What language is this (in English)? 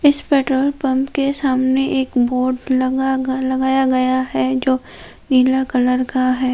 Hindi